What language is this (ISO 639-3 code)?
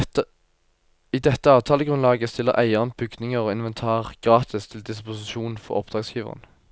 nor